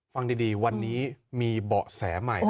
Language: Thai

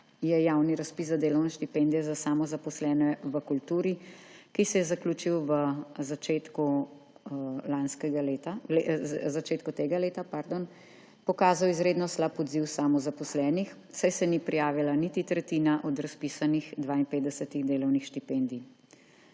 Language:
Slovenian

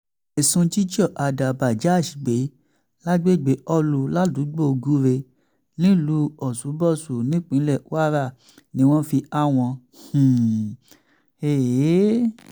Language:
Yoruba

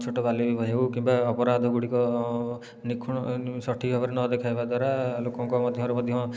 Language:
Odia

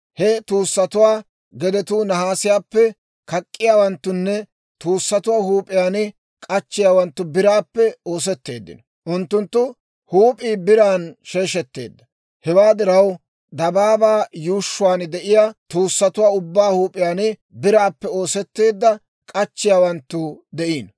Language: Dawro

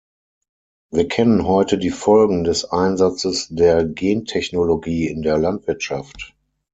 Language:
German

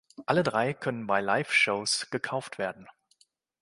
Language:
German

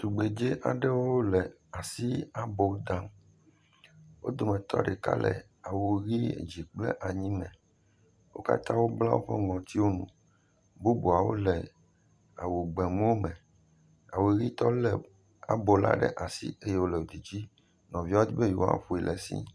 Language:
Ewe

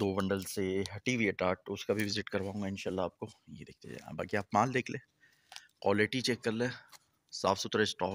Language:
Hindi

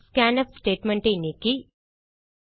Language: Tamil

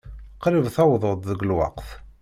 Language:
Kabyle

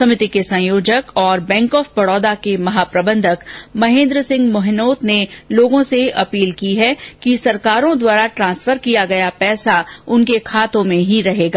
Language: Hindi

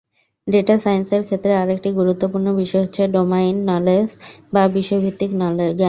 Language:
Bangla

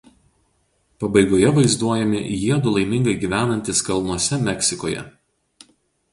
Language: Lithuanian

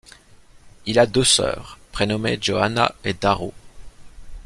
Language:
French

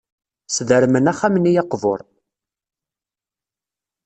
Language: Kabyle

